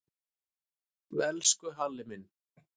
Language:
Icelandic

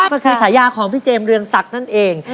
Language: Thai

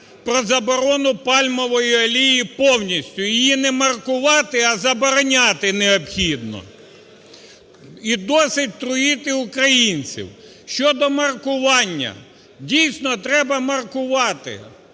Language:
Ukrainian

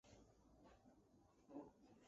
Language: Chinese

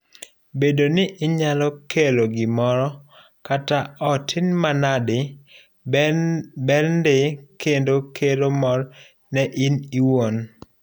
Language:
Luo (Kenya and Tanzania)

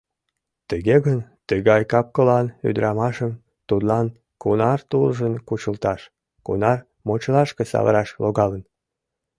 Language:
Mari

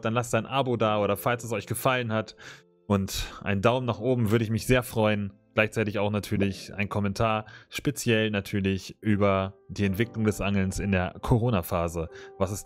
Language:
German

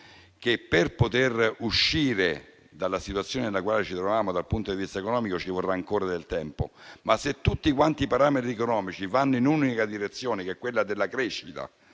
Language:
Italian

